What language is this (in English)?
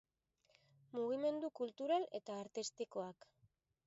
Basque